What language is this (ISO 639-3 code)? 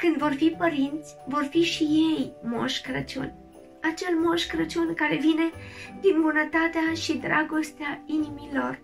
ron